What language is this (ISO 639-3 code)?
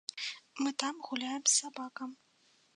bel